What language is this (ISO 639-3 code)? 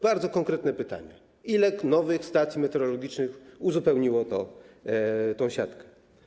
pol